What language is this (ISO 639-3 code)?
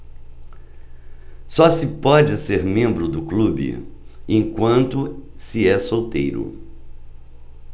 por